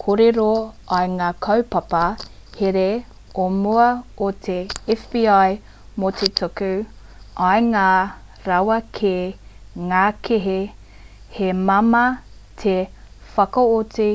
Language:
Māori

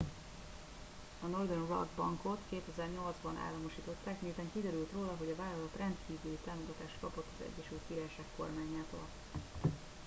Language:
Hungarian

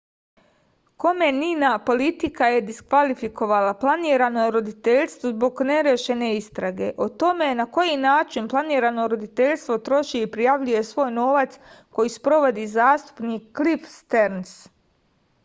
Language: Serbian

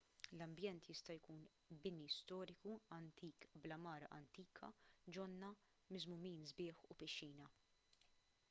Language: Maltese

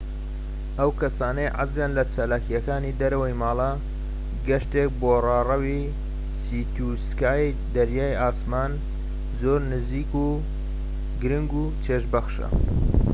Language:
Central Kurdish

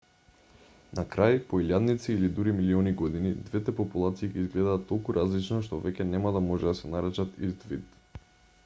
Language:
Macedonian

